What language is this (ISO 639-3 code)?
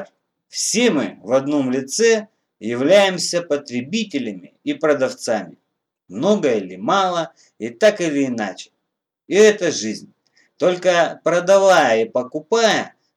rus